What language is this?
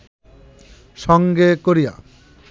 Bangla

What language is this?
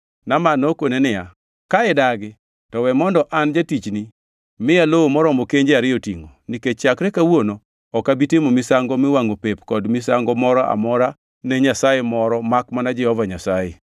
Luo (Kenya and Tanzania)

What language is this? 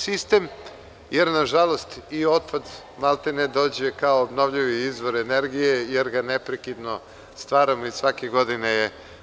Serbian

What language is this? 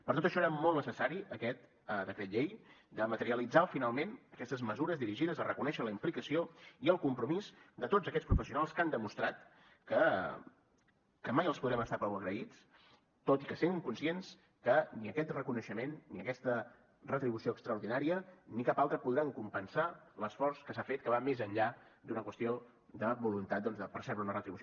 Catalan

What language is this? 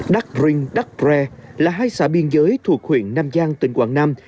Vietnamese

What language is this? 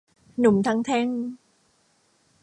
Thai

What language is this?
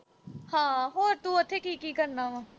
Punjabi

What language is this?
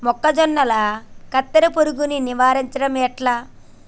Telugu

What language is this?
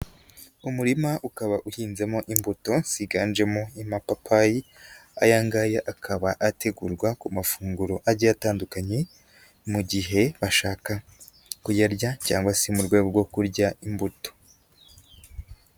Kinyarwanda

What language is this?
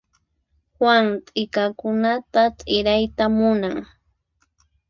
Puno Quechua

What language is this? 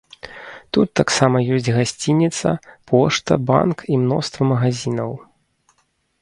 Belarusian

